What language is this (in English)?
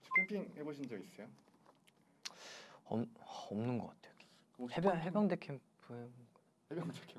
Korean